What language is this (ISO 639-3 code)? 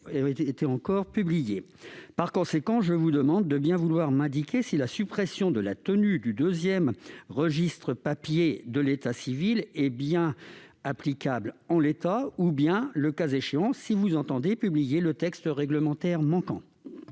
fra